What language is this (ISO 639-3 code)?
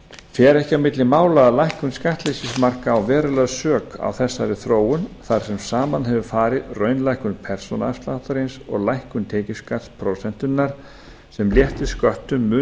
isl